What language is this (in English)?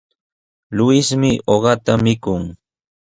Sihuas Ancash Quechua